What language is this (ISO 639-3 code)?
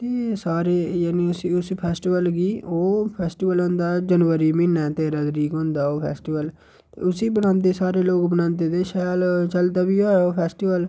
doi